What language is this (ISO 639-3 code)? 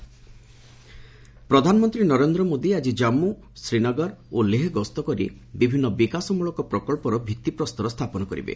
ori